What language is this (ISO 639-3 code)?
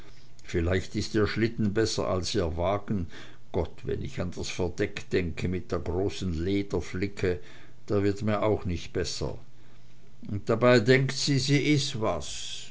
deu